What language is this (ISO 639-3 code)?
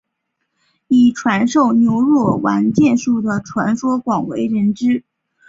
zho